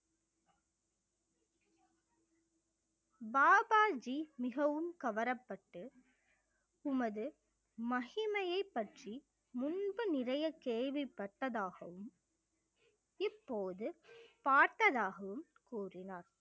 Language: Tamil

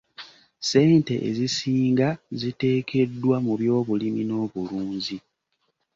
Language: Ganda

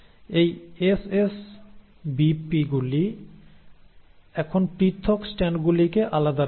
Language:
Bangla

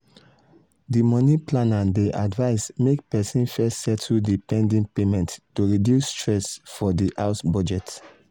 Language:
Nigerian Pidgin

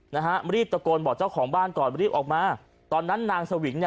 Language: Thai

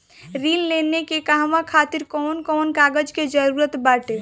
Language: Bhojpuri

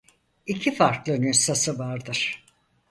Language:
Turkish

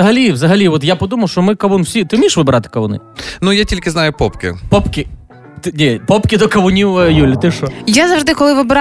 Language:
Ukrainian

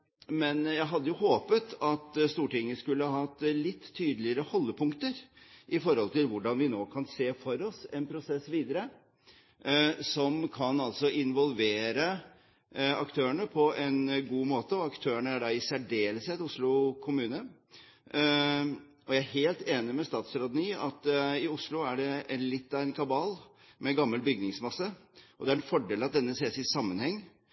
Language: Norwegian Bokmål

